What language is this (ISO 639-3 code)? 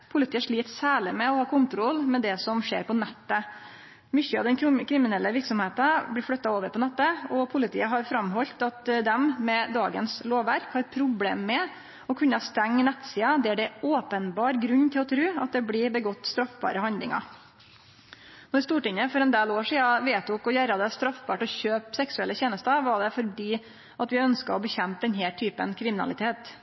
nno